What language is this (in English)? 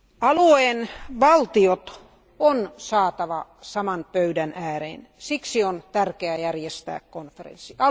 Finnish